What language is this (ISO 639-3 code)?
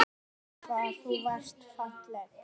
isl